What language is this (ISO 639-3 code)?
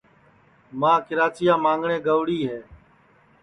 ssi